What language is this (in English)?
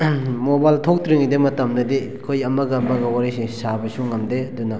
Manipuri